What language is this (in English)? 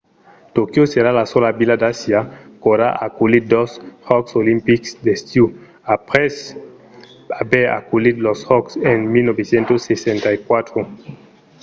Occitan